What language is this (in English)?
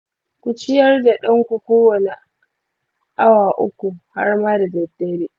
Hausa